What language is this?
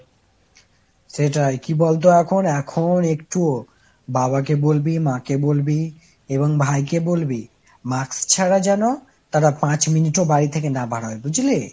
Bangla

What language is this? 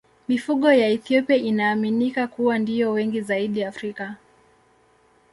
Swahili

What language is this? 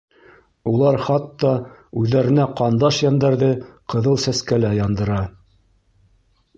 Bashkir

